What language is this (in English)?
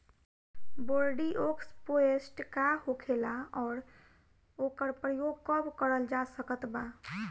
Bhojpuri